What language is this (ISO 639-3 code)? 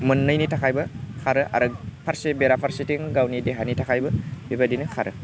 brx